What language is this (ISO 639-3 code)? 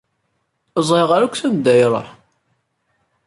kab